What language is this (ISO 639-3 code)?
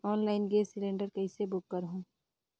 hne